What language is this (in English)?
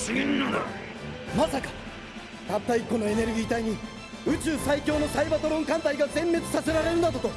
Japanese